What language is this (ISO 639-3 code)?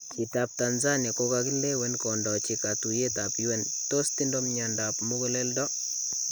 kln